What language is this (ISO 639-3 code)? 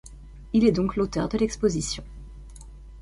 fra